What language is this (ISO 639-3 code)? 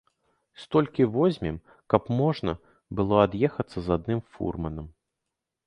bel